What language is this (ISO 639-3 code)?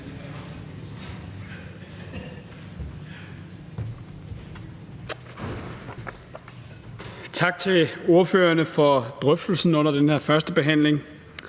dan